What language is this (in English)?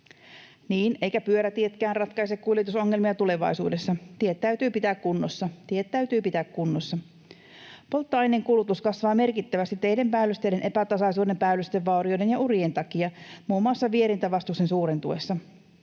Finnish